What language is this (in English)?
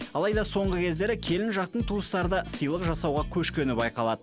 Kazakh